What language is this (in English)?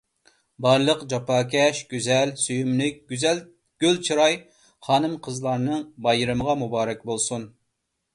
Uyghur